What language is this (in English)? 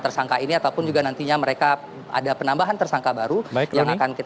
Indonesian